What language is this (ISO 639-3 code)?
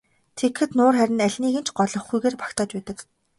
mon